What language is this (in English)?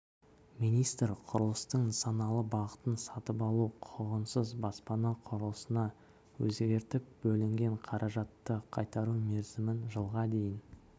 Kazakh